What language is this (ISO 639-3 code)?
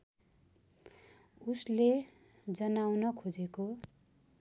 nep